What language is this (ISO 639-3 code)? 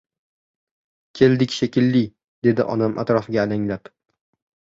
uzb